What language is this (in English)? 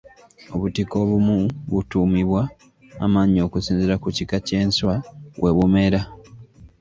Ganda